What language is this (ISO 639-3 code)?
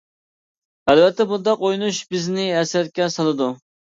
uig